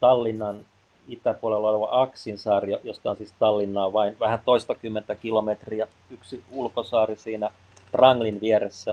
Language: Finnish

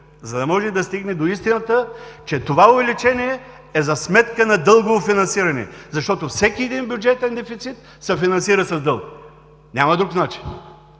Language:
Bulgarian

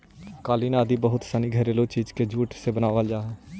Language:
Magahi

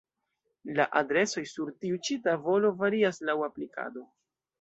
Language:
Esperanto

